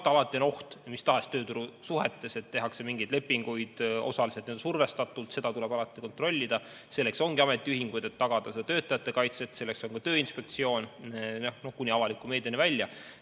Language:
Estonian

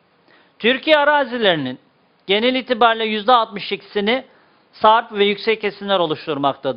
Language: Turkish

